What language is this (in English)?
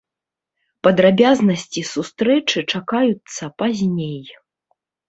Belarusian